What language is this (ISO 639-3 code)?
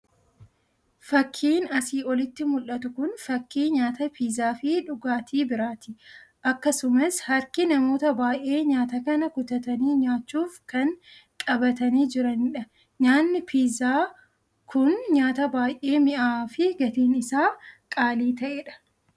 orm